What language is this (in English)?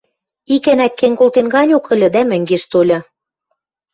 Western Mari